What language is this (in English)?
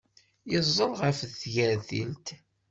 Kabyle